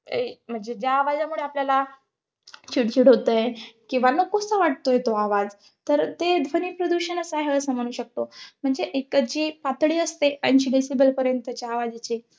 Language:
Marathi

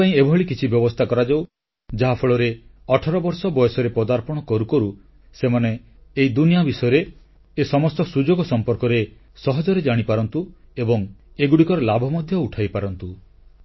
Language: Odia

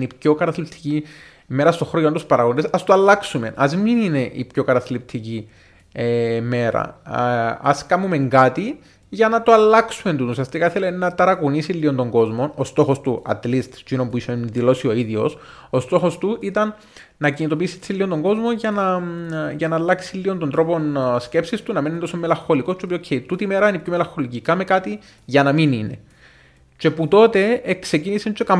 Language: Greek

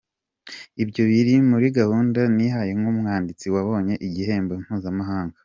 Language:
Kinyarwanda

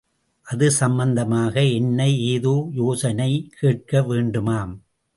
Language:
Tamil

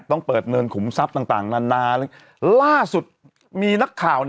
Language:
Thai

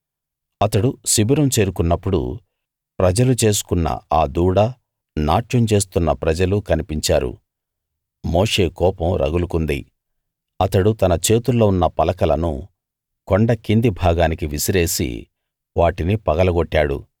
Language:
Telugu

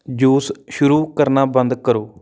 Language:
Punjabi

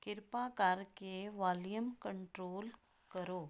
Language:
Punjabi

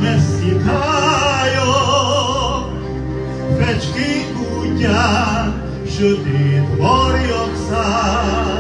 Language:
Hungarian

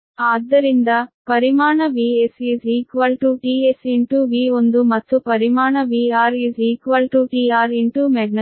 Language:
Kannada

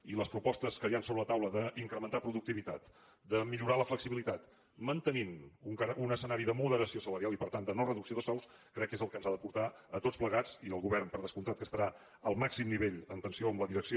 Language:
Catalan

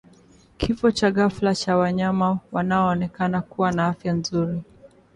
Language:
Swahili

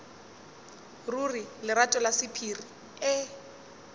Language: Northern Sotho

